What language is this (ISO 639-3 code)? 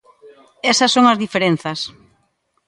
glg